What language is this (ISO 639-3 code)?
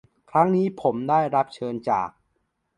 tha